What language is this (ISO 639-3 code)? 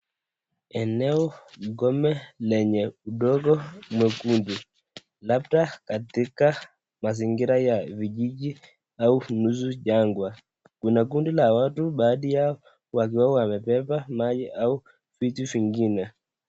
swa